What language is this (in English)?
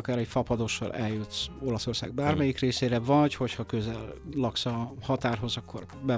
Hungarian